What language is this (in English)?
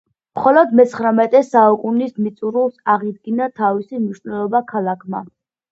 Georgian